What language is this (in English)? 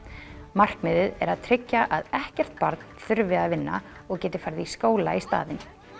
Icelandic